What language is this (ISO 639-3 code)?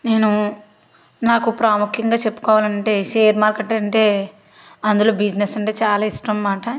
tel